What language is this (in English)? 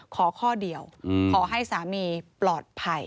Thai